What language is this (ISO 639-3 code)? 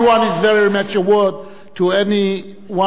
heb